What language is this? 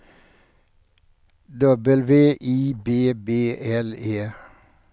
Swedish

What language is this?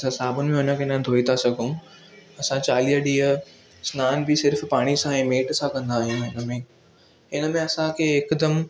Sindhi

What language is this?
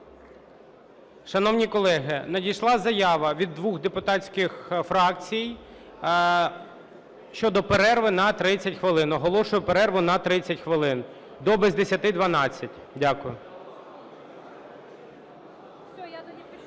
Ukrainian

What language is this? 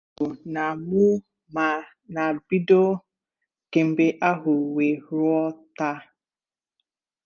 Igbo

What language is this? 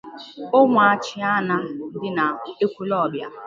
Igbo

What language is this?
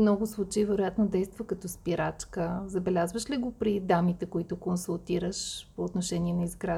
Bulgarian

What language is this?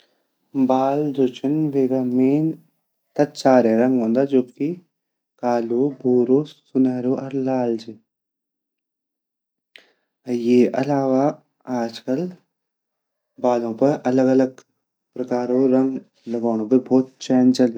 Garhwali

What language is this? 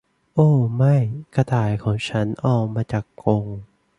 Thai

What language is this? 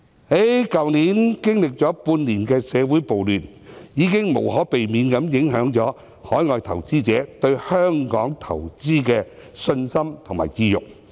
Cantonese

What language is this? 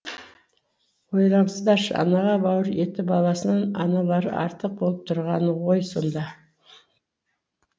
Kazakh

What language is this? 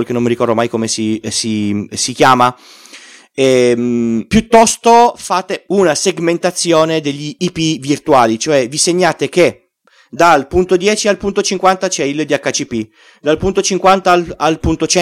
Italian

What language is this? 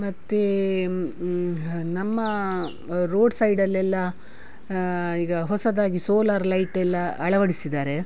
Kannada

